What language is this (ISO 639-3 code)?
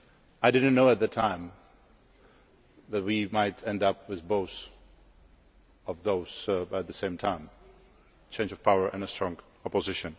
eng